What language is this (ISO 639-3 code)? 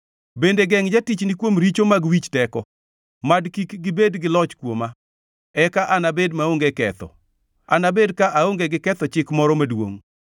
luo